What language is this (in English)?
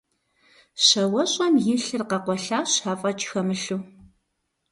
Kabardian